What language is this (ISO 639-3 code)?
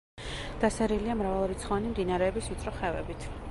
kat